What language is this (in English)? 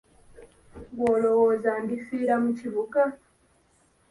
Ganda